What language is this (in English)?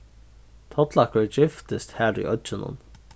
Faroese